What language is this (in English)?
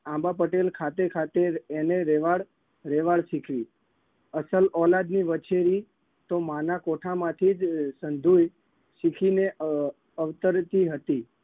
Gujarati